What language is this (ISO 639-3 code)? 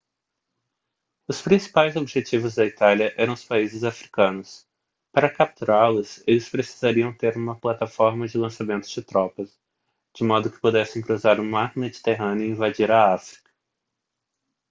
por